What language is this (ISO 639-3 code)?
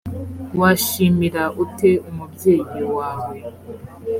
kin